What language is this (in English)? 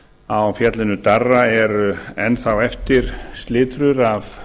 Icelandic